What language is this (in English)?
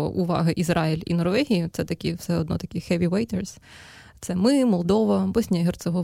Ukrainian